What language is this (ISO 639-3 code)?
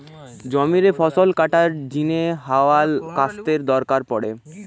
ben